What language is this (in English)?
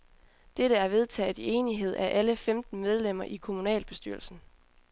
Danish